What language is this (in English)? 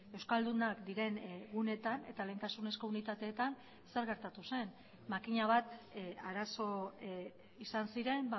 Basque